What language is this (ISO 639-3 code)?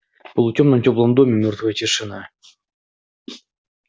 rus